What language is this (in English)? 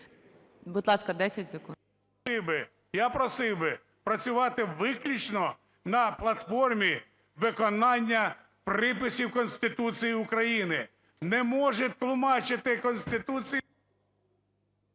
Ukrainian